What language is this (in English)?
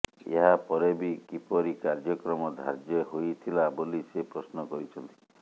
Odia